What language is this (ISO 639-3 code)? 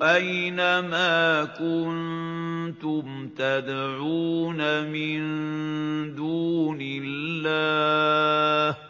ara